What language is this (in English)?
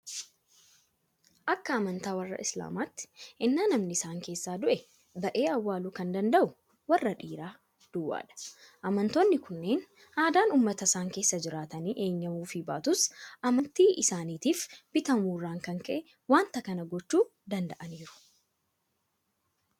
Oromo